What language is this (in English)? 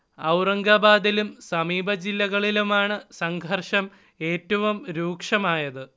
Malayalam